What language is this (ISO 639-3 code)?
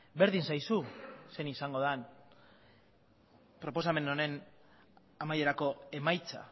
eus